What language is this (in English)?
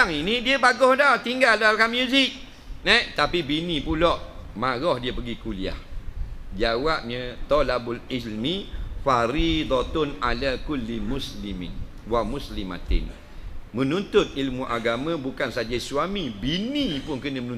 Malay